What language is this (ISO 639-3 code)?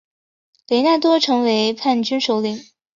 zho